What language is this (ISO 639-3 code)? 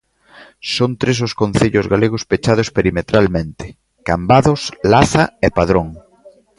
glg